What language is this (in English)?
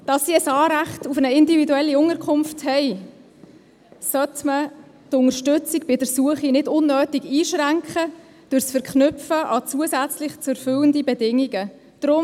Swiss German